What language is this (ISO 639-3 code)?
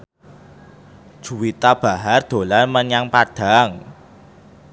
jav